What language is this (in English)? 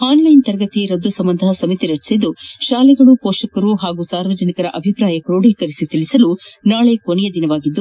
Kannada